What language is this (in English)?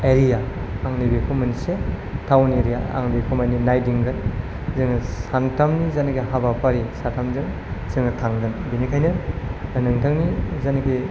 Bodo